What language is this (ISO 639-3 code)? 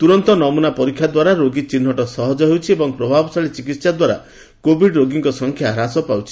ori